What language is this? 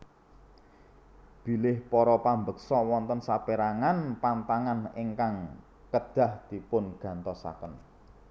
Javanese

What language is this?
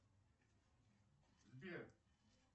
Russian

